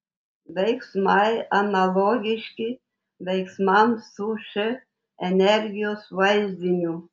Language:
Lithuanian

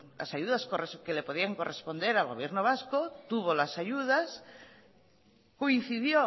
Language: Spanish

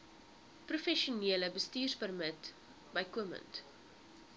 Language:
Afrikaans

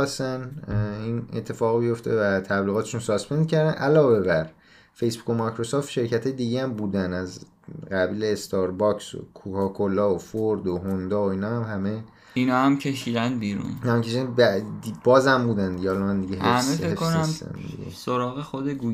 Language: Persian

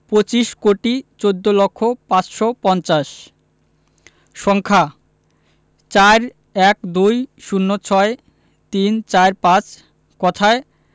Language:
Bangla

